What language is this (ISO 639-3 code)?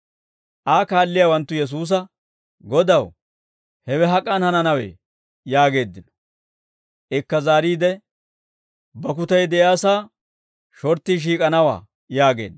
dwr